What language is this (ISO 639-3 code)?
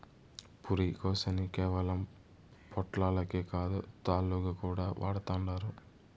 tel